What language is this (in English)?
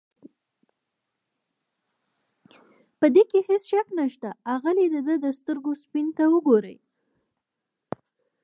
Pashto